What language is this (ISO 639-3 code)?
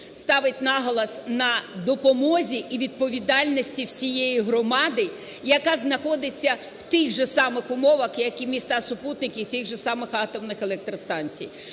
ukr